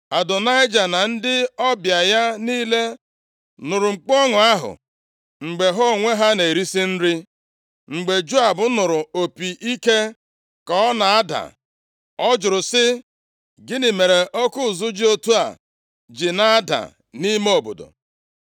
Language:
Igbo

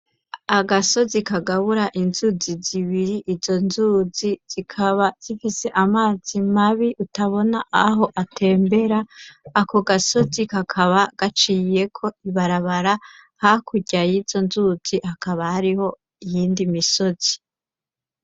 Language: Rundi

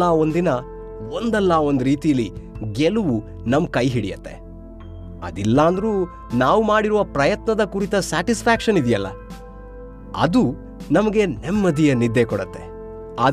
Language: Kannada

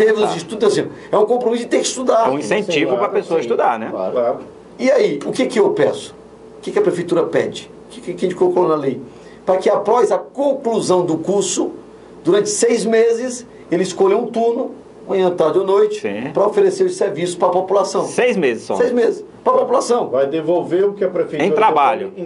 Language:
Portuguese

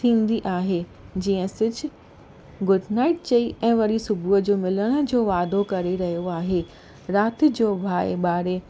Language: Sindhi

